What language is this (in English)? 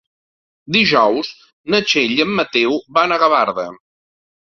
Catalan